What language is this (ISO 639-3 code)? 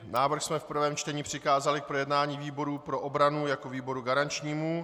ces